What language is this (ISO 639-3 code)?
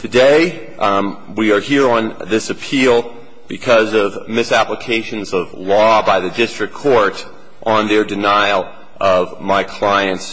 eng